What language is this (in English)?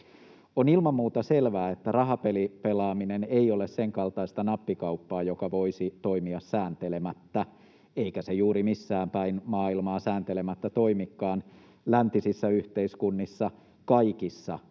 Finnish